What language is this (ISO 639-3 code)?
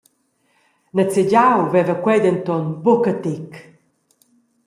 roh